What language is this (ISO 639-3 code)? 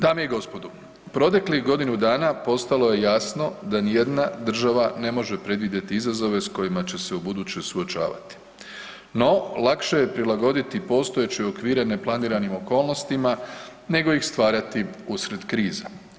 hrv